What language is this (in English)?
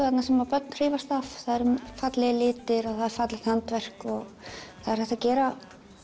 Icelandic